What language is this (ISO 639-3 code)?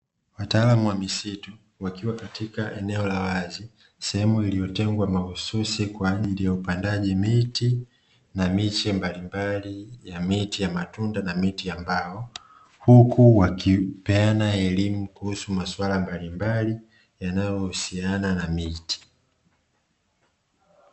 swa